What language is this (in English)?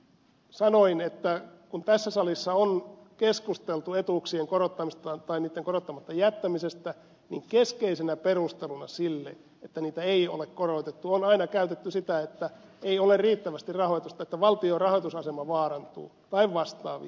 Finnish